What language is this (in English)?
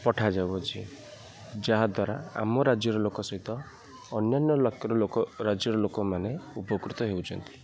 Odia